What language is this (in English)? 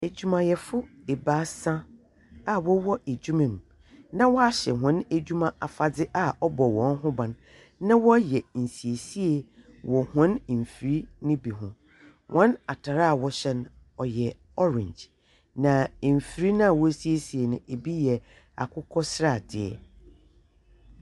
Akan